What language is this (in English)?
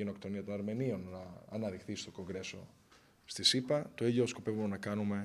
Greek